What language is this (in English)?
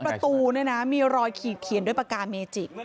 Thai